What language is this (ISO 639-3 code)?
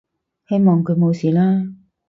yue